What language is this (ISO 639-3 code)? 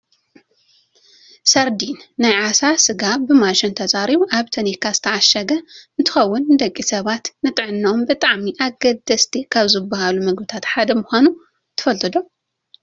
tir